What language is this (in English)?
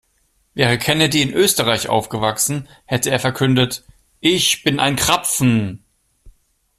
German